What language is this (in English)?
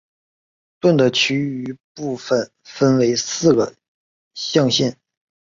Chinese